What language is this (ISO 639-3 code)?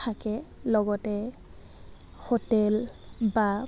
asm